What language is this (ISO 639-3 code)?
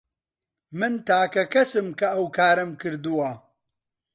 ckb